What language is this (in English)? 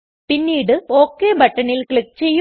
Malayalam